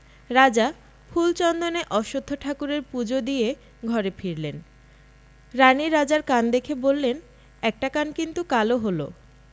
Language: Bangla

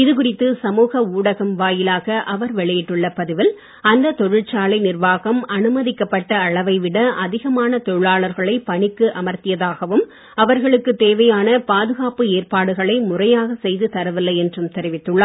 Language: Tamil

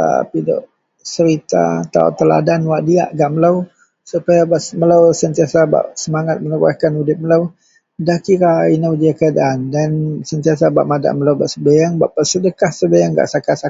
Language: Central Melanau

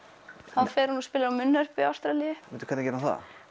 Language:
Icelandic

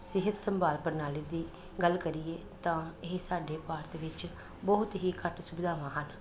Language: Punjabi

